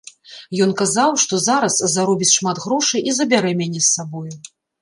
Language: Belarusian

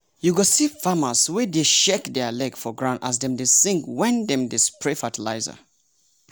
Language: Nigerian Pidgin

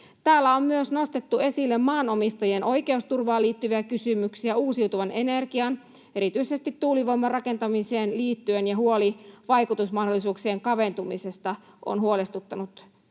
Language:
Finnish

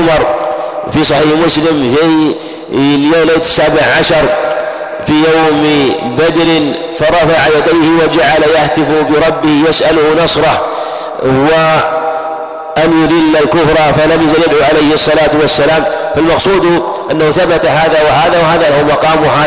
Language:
Arabic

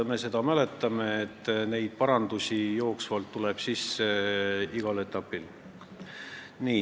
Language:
Estonian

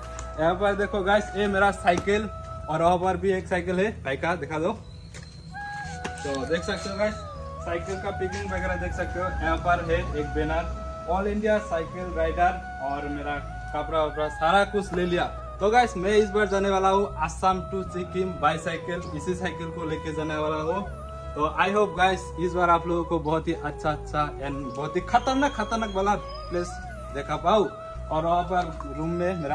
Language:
Hindi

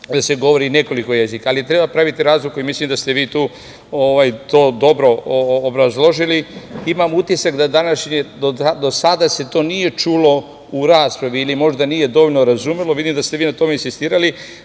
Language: Serbian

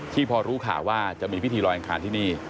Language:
Thai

